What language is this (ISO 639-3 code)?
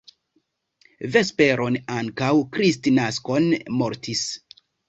epo